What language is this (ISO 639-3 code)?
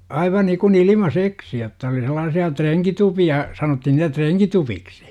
fin